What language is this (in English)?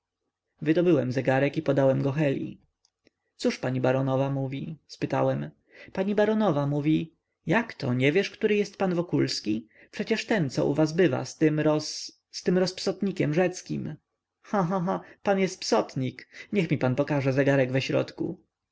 Polish